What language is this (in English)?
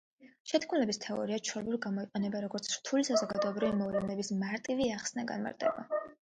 Georgian